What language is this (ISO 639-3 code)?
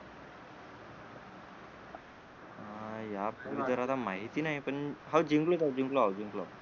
mar